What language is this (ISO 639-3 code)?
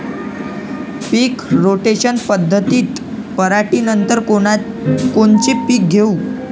mar